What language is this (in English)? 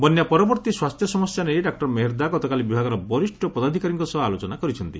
Odia